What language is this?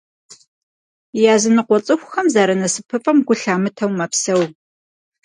Kabardian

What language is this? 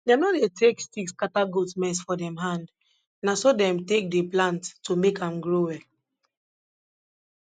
Nigerian Pidgin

